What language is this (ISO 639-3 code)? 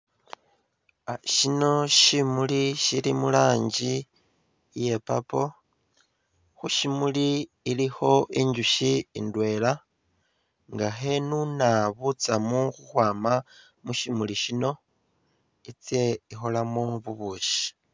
myx